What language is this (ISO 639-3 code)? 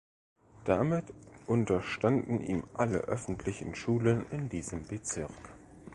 deu